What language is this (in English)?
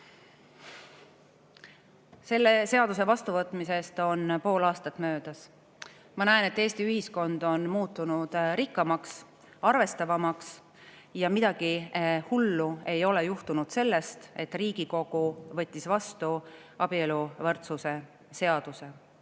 Estonian